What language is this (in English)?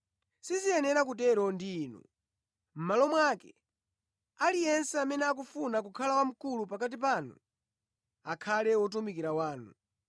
Nyanja